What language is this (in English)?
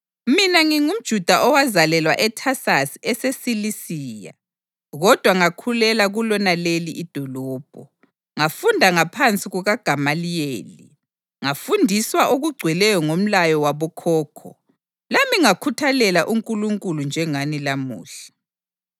North Ndebele